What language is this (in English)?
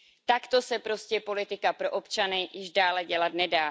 Czech